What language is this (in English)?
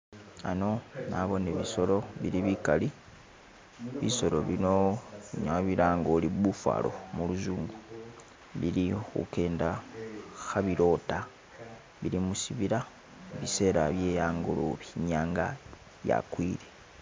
Masaaba